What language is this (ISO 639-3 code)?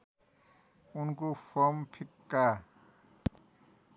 nep